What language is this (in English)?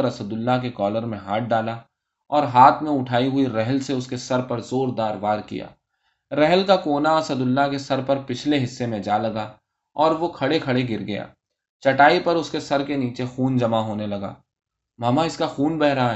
Urdu